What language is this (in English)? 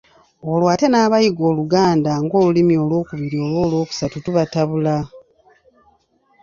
Ganda